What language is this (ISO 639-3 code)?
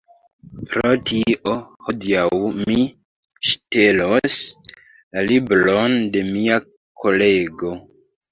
epo